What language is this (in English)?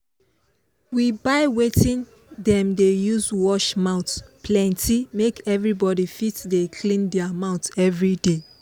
Nigerian Pidgin